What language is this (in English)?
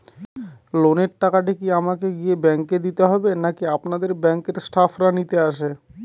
Bangla